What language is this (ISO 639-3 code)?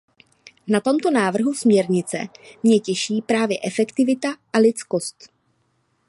ces